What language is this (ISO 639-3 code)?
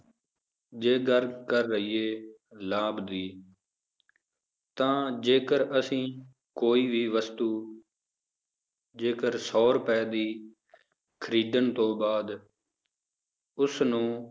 pan